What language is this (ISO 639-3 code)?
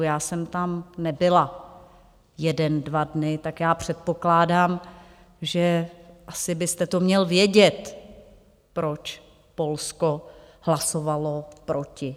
ces